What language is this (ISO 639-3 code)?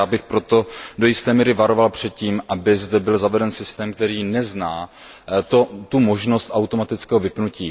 ces